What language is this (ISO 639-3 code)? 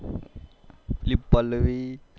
guj